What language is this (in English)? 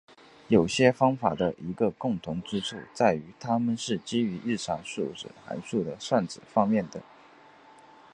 Chinese